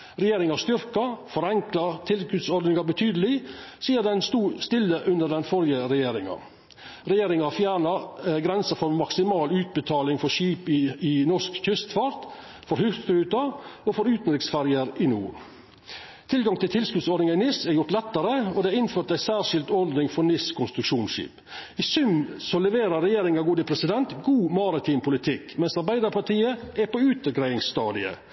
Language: Norwegian Nynorsk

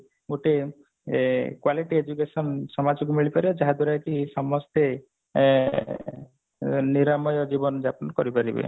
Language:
Odia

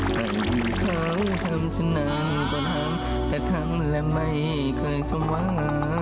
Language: Thai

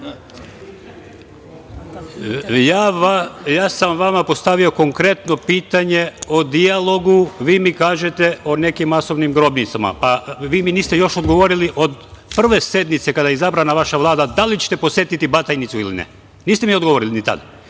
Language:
Serbian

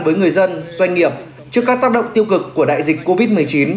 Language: Vietnamese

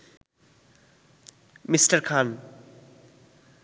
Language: Bangla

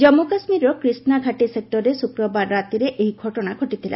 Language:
Odia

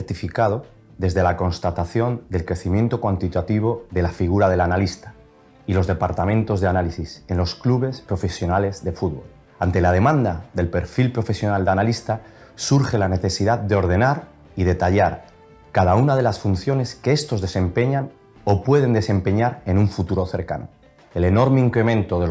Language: Spanish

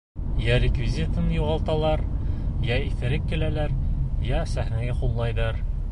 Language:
Bashkir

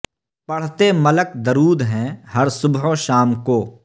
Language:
Urdu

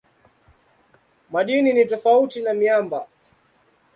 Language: Swahili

